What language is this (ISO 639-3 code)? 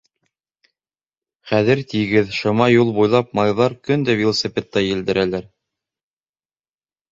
bak